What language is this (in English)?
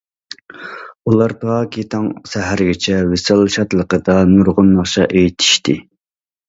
Uyghur